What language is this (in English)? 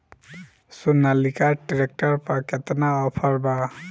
Bhojpuri